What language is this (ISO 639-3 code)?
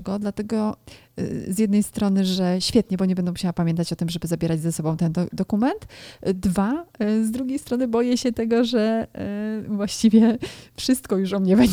pol